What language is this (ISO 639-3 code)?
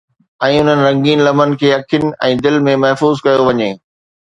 snd